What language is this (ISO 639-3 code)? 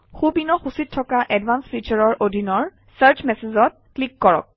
asm